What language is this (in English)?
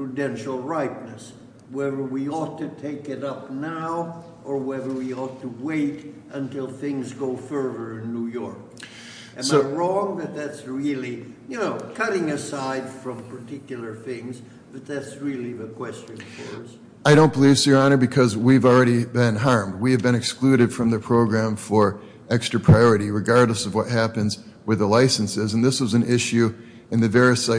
English